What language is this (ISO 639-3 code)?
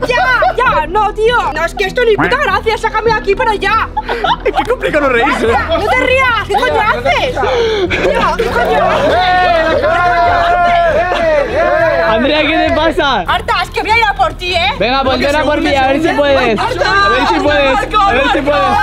spa